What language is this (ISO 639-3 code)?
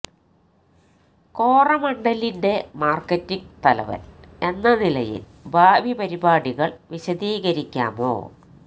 mal